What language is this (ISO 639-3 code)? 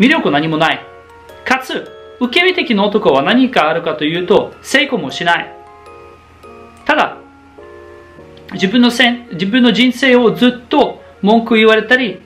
jpn